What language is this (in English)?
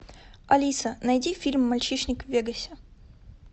Russian